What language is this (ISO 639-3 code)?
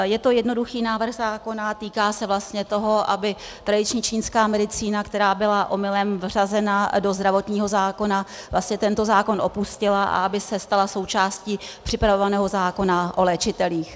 ces